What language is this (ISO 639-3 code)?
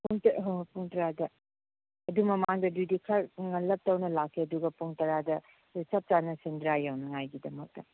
mni